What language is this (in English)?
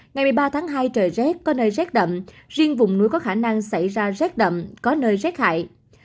Vietnamese